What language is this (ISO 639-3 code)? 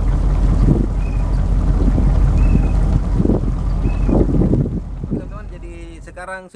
ind